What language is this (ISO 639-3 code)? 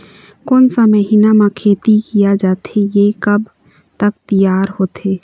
hne